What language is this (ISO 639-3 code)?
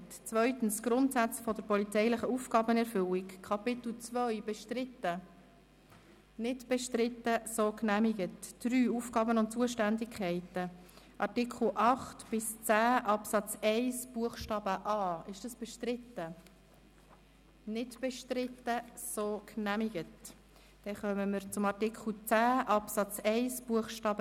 gsw